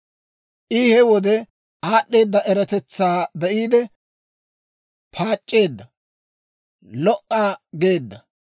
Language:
Dawro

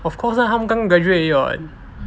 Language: English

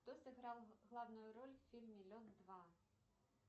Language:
Russian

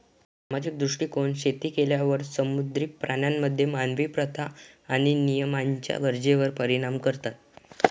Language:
Marathi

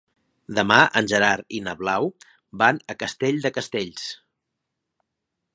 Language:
Catalan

